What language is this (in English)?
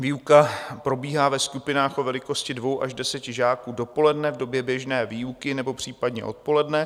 Czech